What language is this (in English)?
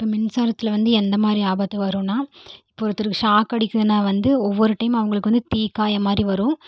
Tamil